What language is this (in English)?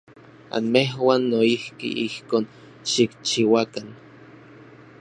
Orizaba Nahuatl